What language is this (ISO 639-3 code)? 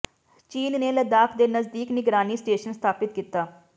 pan